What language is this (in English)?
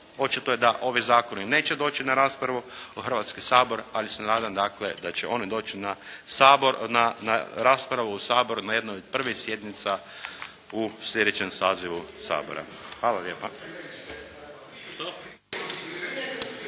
Croatian